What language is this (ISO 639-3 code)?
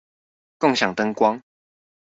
zho